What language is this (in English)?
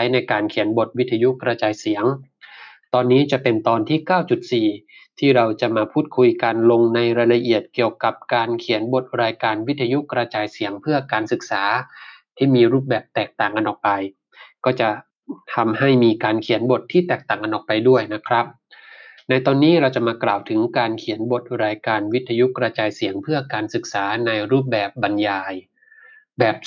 Thai